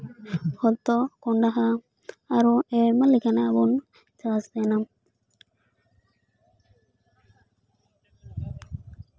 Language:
Santali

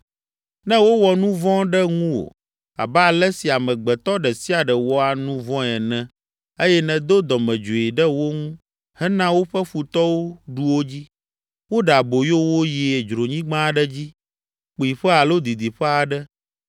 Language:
Ewe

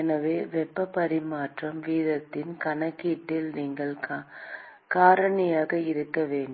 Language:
Tamil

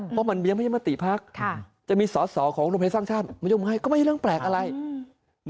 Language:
Thai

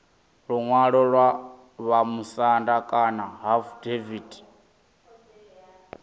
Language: Venda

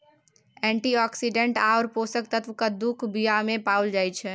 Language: Maithili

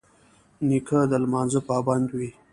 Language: Pashto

